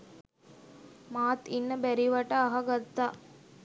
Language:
Sinhala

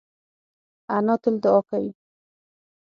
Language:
Pashto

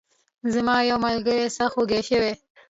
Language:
Pashto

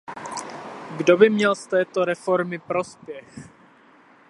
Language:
Czech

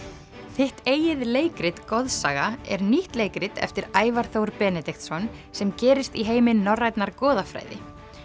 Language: Icelandic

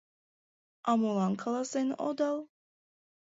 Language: Mari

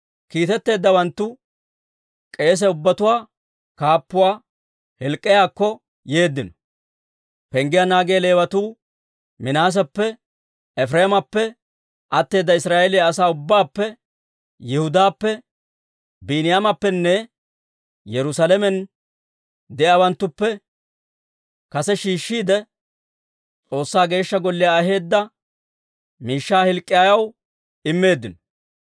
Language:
Dawro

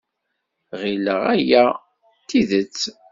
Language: Kabyle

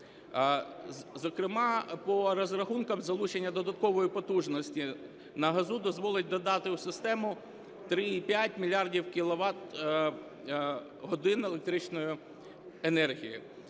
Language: Ukrainian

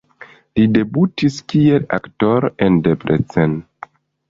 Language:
Esperanto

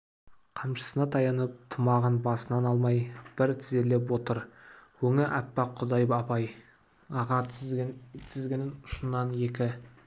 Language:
Kazakh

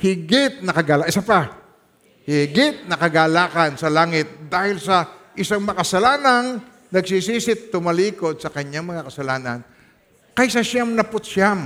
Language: Filipino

